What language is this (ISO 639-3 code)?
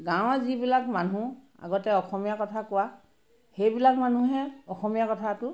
asm